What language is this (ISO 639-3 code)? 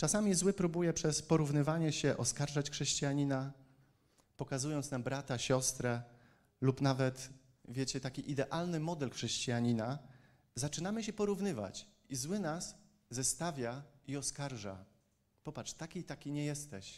pol